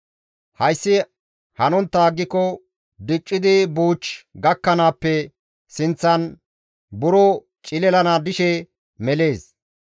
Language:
Gamo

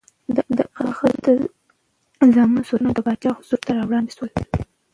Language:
Pashto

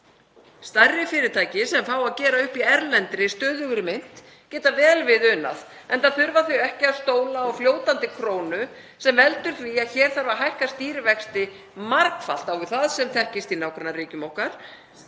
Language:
Icelandic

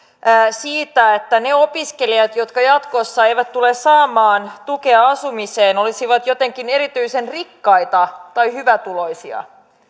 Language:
Finnish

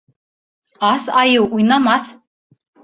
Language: Bashkir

